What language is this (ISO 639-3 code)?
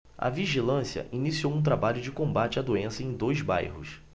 por